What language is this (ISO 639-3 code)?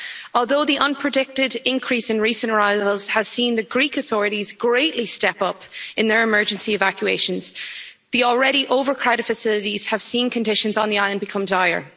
eng